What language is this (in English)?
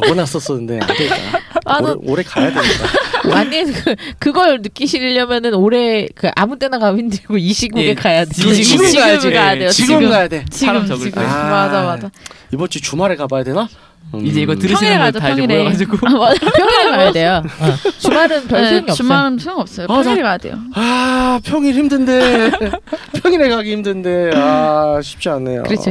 Korean